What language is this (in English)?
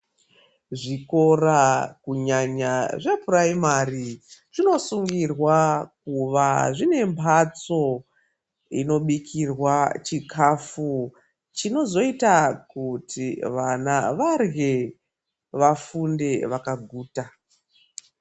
Ndau